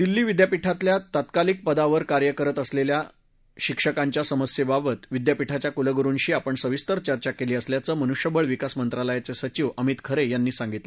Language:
Marathi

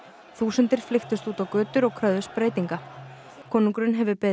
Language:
Icelandic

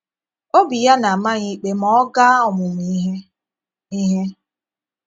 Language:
Igbo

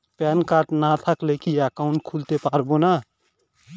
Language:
Bangla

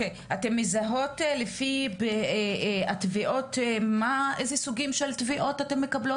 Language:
Hebrew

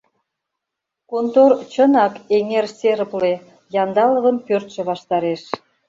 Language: Mari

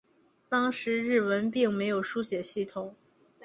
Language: Chinese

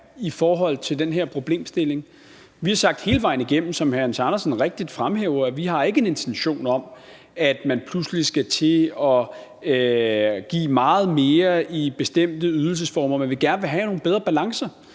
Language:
Danish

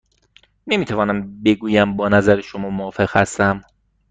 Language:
Persian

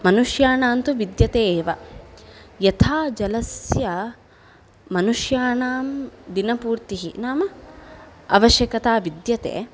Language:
Sanskrit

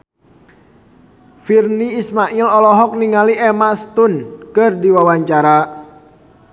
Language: Sundanese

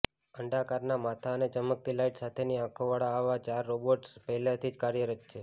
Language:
Gujarati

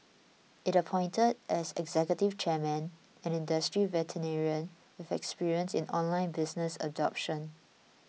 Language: English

